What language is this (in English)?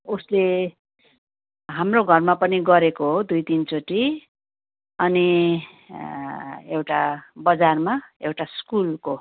Nepali